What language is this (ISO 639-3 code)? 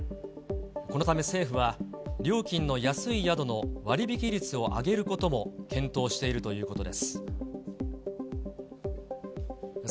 jpn